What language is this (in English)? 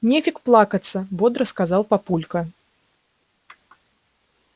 Russian